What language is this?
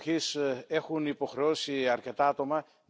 German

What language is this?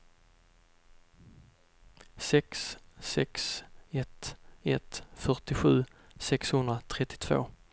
Swedish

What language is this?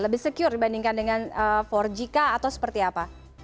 Indonesian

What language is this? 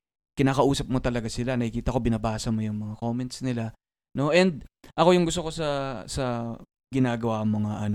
Filipino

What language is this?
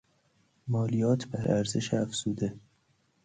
Persian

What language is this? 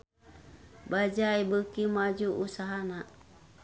Sundanese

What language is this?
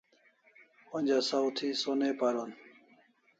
Kalasha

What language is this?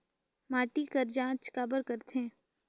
Chhattisgarhi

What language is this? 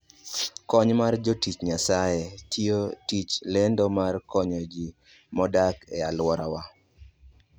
Luo (Kenya and Tanzania)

